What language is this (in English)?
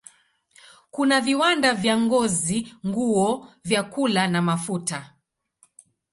Swahili